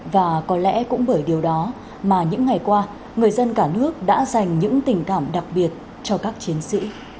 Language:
Vietnamese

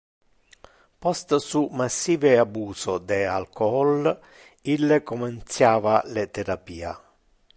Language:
Interlingua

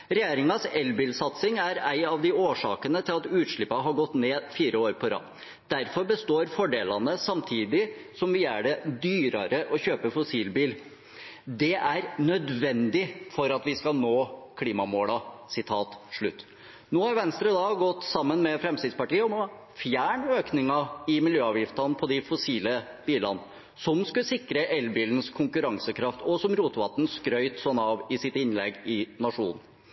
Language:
Norwegian Nynorsk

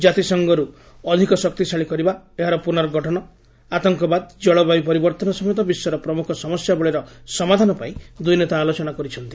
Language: Odia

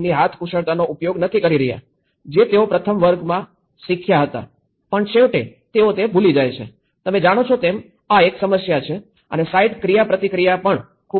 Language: Gujarati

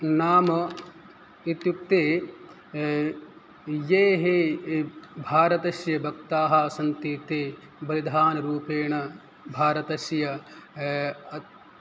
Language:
Sanskrit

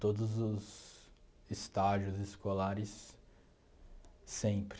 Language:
Portuguese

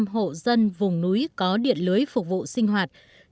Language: Vietnamese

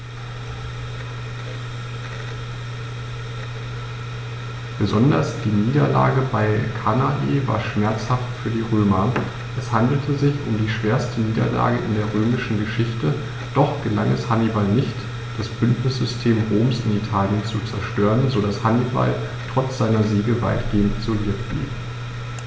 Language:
German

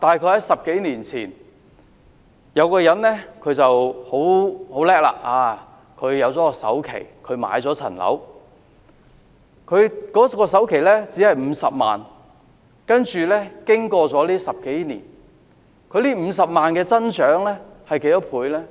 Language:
Cantonese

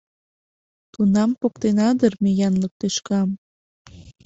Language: Mari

